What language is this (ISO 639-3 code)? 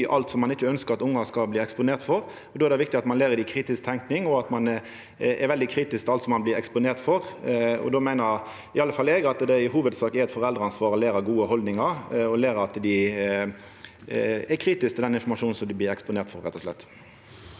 nor